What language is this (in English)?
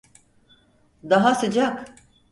Turkish